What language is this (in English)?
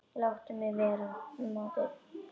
Icelandic